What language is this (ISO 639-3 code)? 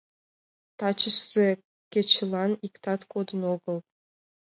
chm